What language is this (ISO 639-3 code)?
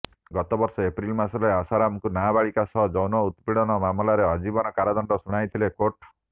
ori